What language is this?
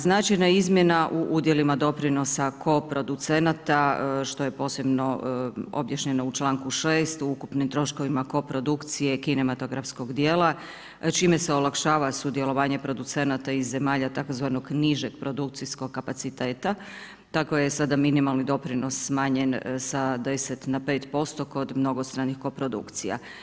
Croatian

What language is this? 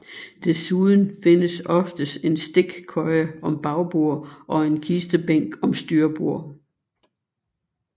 Danish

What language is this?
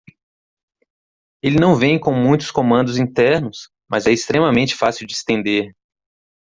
Portuguese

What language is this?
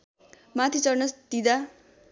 Nepali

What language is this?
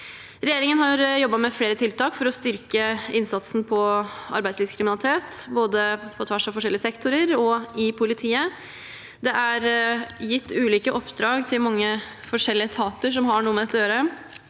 Norwegian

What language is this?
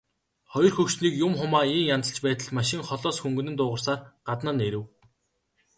Mongolian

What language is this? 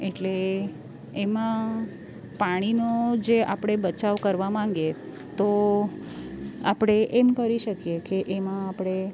Gujarati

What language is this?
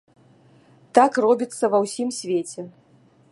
Belarusian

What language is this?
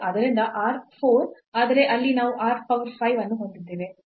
Kannada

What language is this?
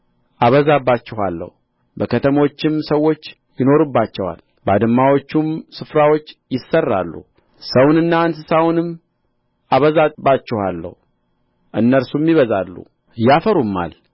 Amharic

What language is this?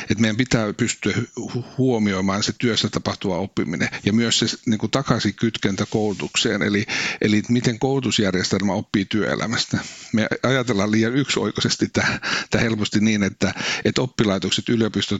Finnish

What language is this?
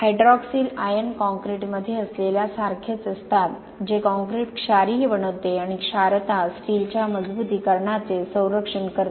Marathi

